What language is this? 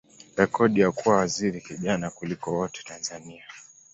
Swahili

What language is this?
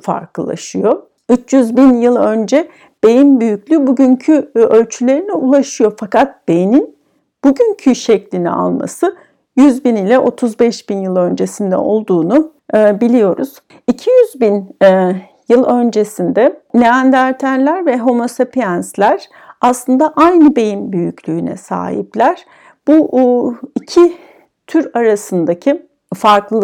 Turkish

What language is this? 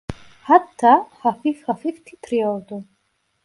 Turkish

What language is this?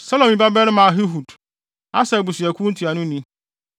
Akan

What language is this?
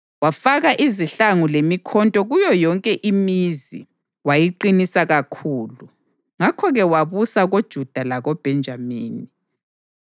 North Ndebele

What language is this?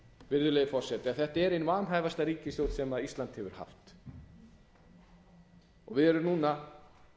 Icelandic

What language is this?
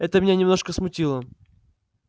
Russian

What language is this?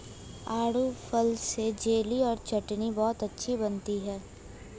Hindi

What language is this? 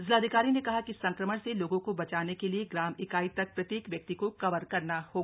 Hindi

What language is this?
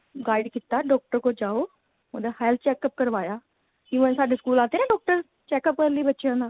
Punjabi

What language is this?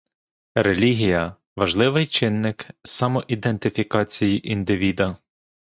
Ukrainian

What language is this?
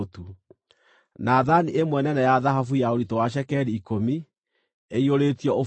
Kikuyu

